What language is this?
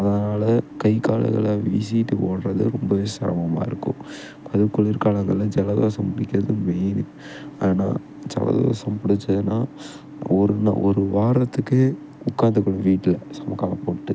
Tamil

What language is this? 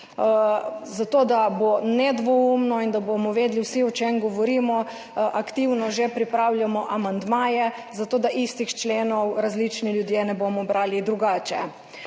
Slovenian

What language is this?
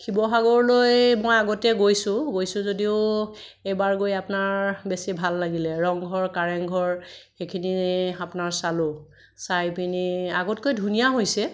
Assamese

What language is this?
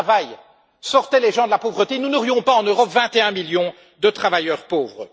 French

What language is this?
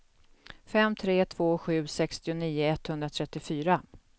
Swedish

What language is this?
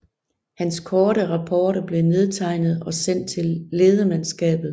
Danish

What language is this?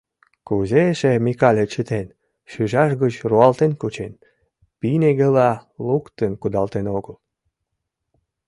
Mari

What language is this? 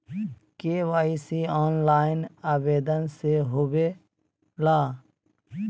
Magahi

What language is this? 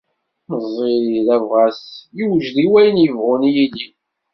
Kabyle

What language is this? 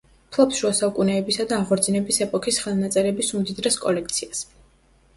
Georgian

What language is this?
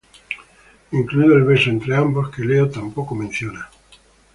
Spanish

